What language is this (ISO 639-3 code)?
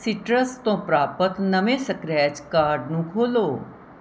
pan